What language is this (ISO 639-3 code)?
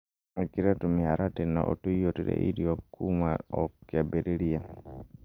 kik